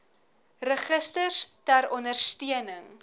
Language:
Afrikaans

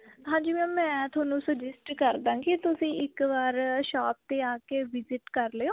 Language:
Punjabi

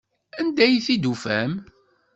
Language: Kabyle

